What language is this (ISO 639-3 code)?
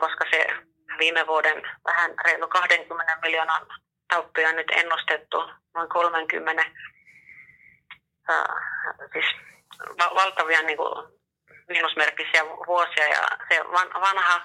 fin